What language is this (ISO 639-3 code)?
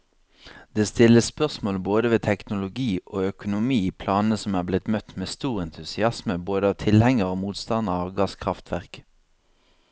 nor